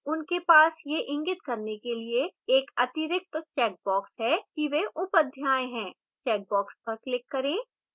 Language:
Hindi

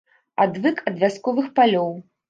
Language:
Belarusian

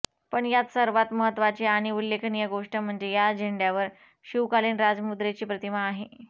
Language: Marathi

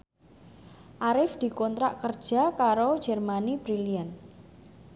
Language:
Javanese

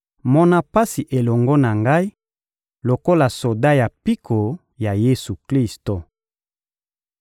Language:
Lingala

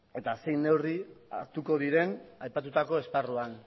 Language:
Basque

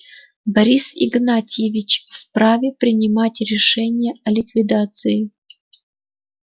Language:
Russian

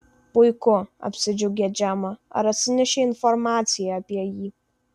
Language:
Lithuanian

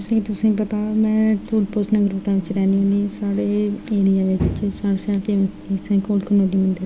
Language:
Dogri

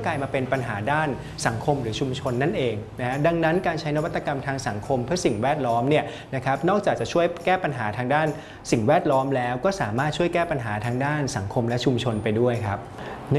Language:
Thai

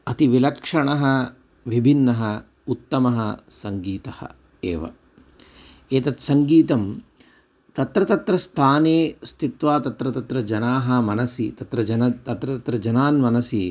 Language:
Sanskrit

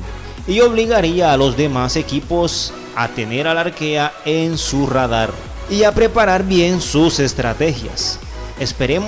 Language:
Spanish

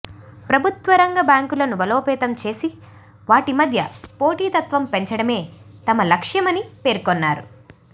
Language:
Telugu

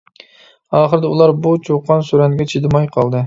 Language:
Uyghur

